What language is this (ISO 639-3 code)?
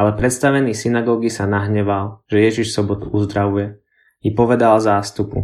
slk